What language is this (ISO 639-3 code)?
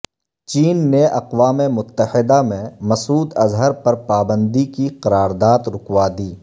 urd